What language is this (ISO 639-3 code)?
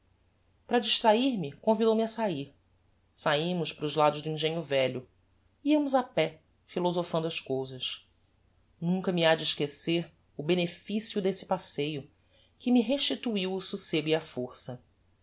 por